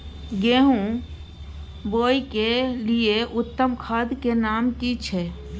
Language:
Maithili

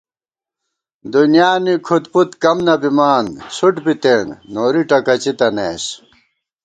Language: Gawar-Bati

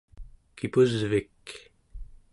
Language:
Central Yupik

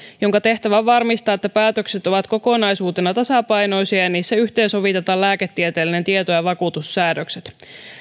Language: Finnish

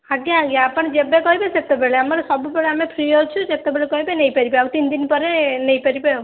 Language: Odia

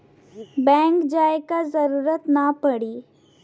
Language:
Bhojpuri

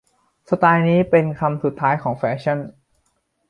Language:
Thai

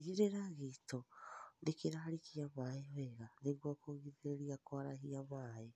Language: Kikuyu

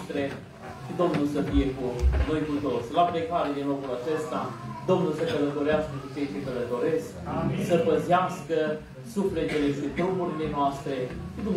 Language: Romanian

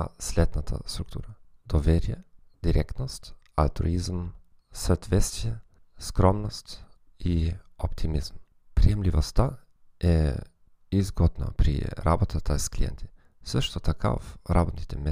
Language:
Bulgarian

